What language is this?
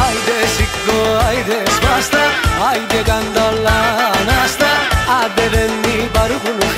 Greek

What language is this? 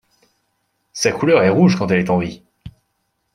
French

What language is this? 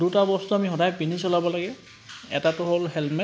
Assamese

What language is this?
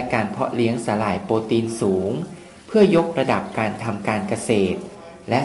Thai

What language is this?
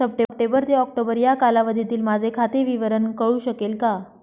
Marathi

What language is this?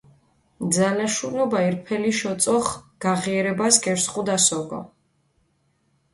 Mingrelian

